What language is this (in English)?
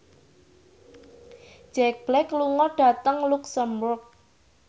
Javanese